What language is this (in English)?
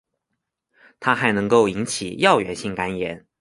Chinese